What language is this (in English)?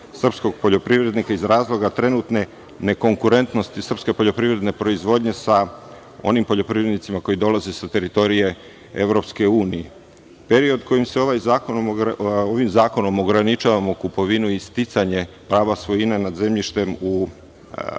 Serbian